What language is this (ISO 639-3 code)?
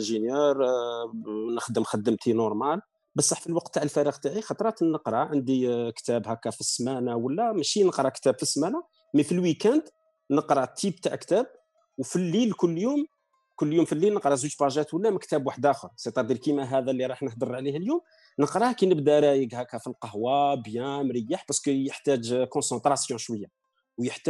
ara